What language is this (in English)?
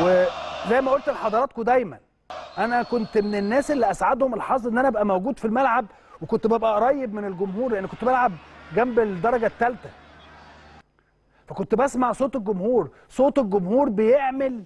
Arabic